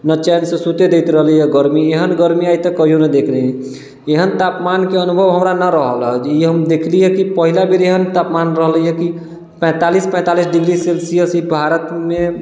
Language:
Maithili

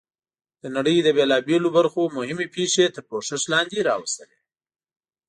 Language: Pashto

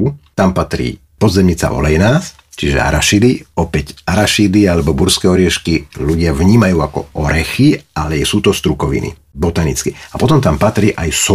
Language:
Slovak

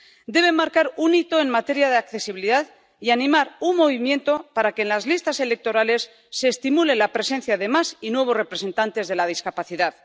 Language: Spanish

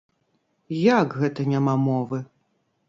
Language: Belarusian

